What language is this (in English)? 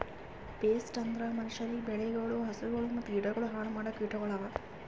Kannada